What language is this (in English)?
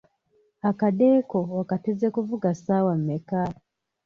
Ganda